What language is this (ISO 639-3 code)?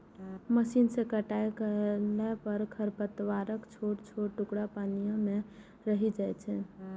mai